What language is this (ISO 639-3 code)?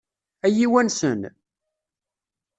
kab